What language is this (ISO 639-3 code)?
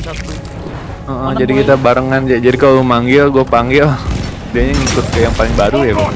ind